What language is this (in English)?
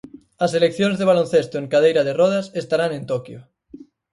Galician